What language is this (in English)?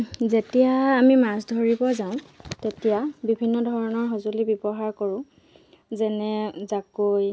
Assamese